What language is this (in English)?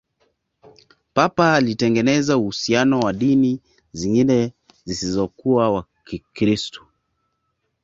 Swahili